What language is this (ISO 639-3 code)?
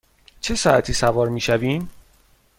fas